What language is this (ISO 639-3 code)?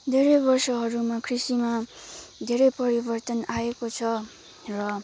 nep